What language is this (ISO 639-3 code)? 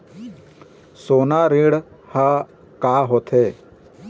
hne